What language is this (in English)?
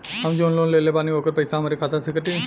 Bhojpuri